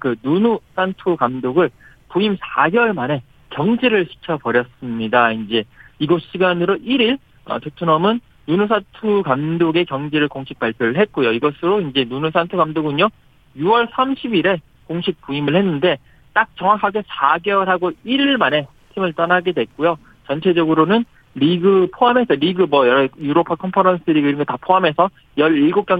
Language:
Korean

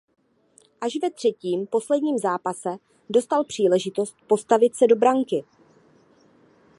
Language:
Czech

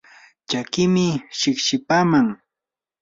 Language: Yanahuanca Pasco Quechua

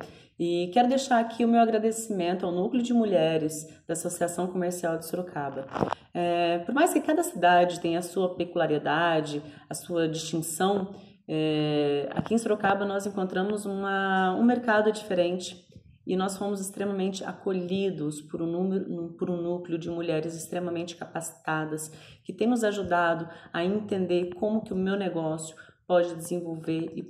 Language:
Portuguese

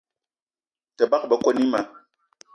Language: Eton (Cameroon)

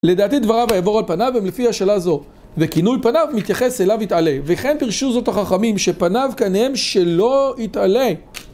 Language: Hebrew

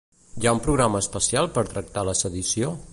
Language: Catalan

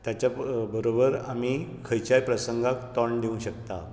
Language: Konkani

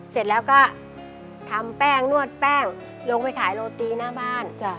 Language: Thai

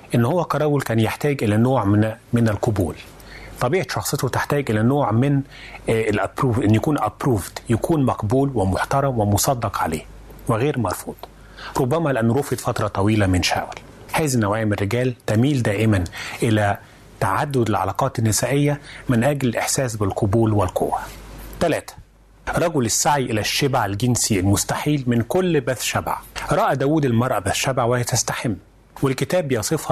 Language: Arabic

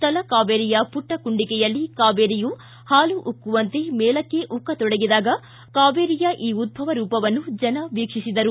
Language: Kannada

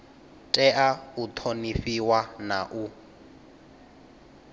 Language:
Venda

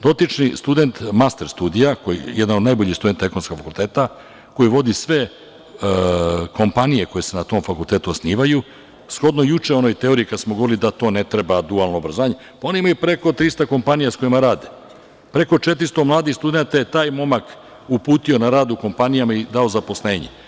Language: Serbian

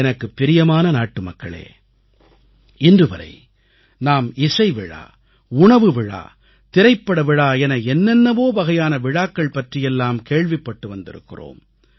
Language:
Tamil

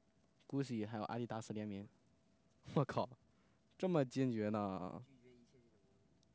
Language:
Chinese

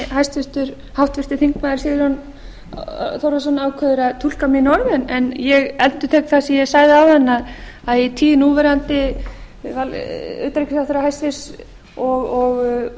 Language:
Icelandic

